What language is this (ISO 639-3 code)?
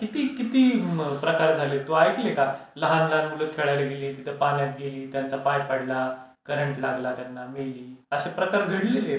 mar